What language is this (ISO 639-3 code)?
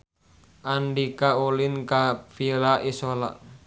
sun